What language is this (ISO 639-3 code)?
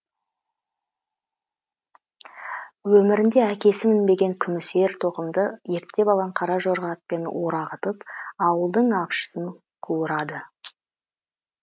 kaz